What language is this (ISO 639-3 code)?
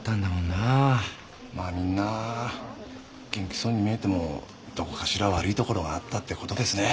jpn